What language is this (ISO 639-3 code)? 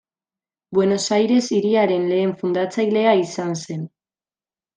eus